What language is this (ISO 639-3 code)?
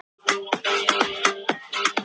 isl